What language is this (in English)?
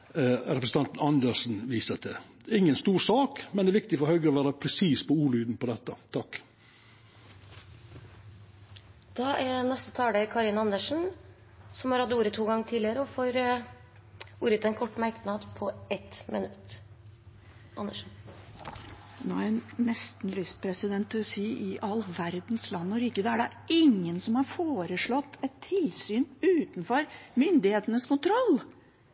Norwegian